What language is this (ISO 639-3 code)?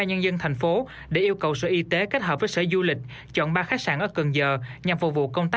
vie